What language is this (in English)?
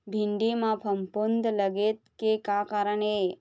Chhattisgarhi